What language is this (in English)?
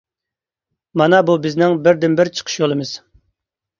Uyghur